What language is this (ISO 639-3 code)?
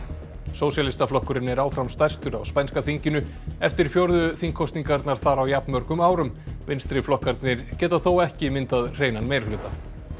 isl